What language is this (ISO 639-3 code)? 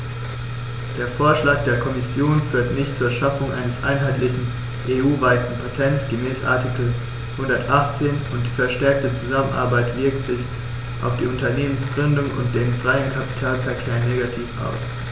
deu